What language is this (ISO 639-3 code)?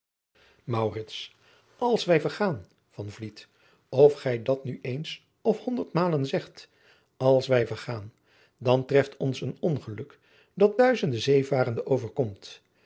nld